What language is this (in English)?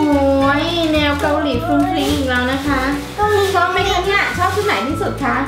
Thai